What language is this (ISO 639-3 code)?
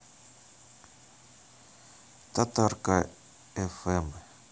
rus